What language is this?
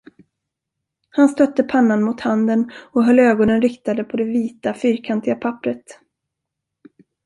Swedish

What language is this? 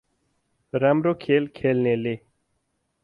Nepali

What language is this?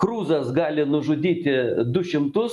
Lithuanian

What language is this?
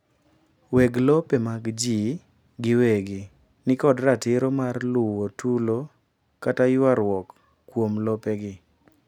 Luo (Kenya and Tanzania)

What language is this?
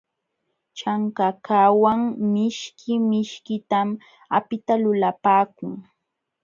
Jauja Wanca Quechua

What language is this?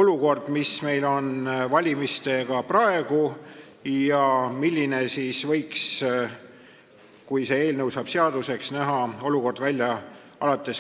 Estonian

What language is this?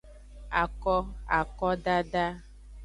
Aja (Benin)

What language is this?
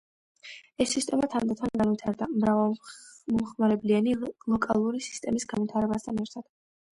Georgian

